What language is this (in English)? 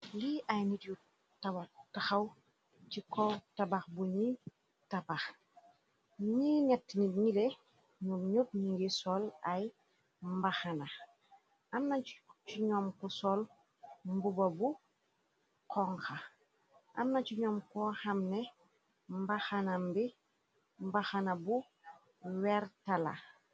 Wolof